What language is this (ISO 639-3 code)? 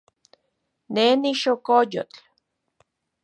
ncx